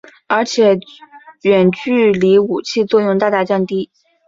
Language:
Chinese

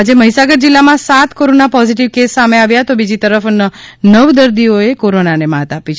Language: Gujarati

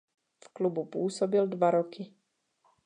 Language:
Czech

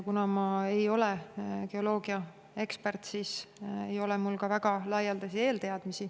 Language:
Estonian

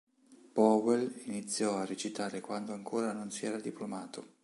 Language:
Italian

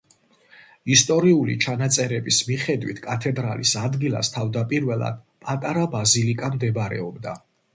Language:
Georgian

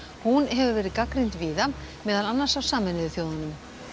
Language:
Icelandic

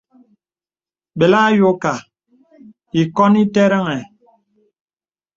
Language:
Bebele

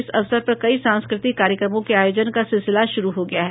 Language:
Hindi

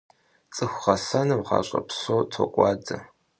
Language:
Kabardian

